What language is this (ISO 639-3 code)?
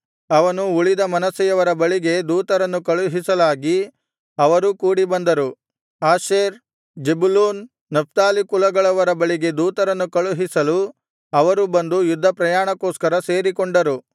kan